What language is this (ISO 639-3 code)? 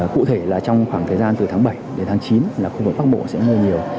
vie